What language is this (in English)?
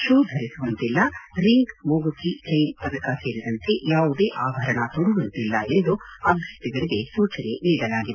Kannada